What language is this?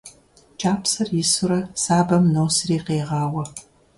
Kabardian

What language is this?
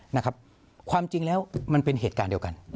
Thai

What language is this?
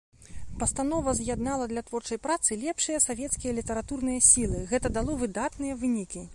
Belarusian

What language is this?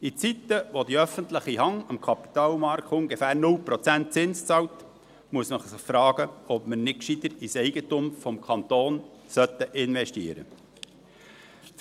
Swiss German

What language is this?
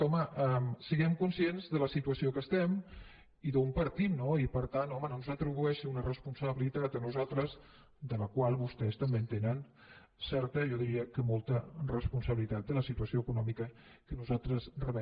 Catalan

